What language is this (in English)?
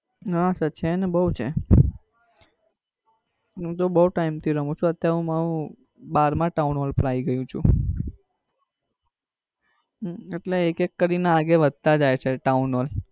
Gujarati